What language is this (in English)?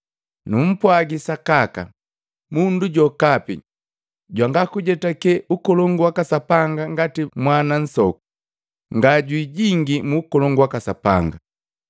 Matengo